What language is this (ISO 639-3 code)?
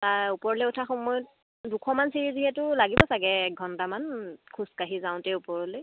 asm